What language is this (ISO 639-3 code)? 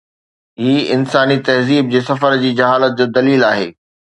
snd